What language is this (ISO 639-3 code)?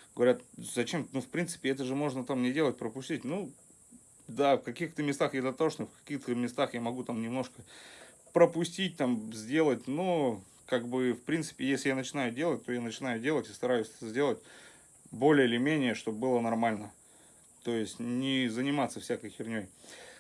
rus